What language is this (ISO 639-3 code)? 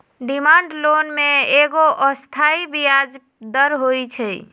mag